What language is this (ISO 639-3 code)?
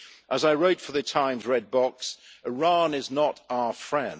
eng